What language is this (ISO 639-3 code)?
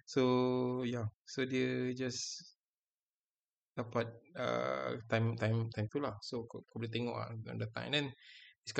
msa